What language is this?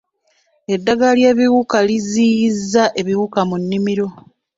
Ganda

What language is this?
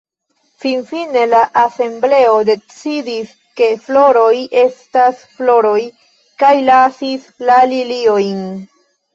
Esperanto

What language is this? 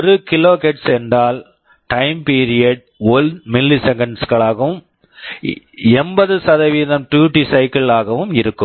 Tamil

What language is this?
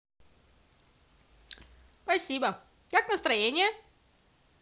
Russian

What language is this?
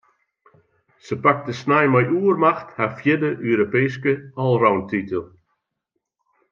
Western Frisian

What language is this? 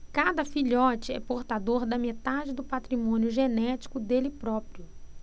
Portuguese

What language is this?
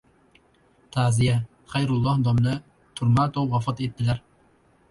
Uzbek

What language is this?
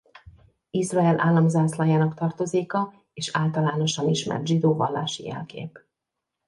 Hungarian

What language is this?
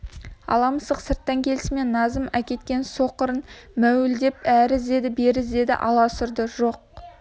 Kazakh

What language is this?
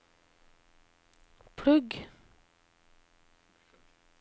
Norwegian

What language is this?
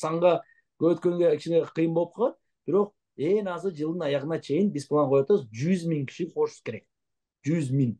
Turkish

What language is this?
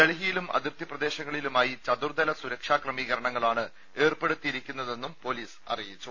Malayalam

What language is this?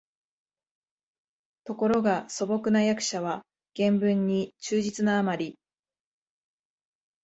Japanese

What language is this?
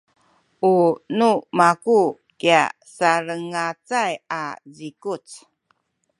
Sakizaya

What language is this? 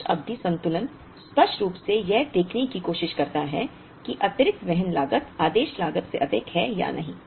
Hindi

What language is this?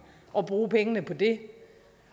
Danish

